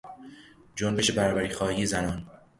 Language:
Persian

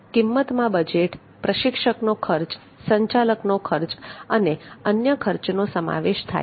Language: Gujarati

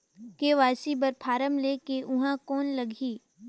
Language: Chhattisgarhi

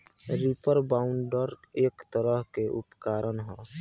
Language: Bhojpuri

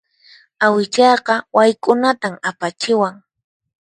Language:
Puno Quechua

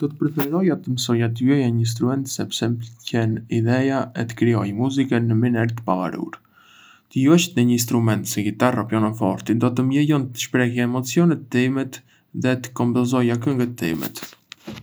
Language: Arbëreshë Albanian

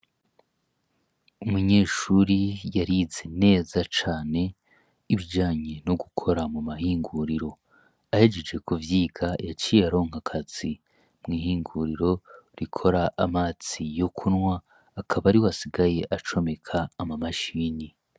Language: Rundi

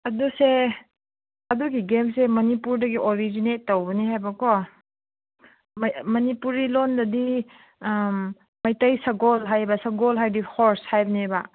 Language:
Manipuri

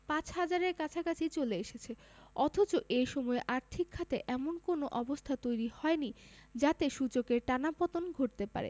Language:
Bangla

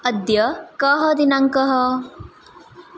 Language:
Sanskrit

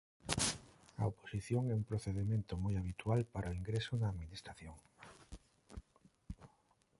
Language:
Galician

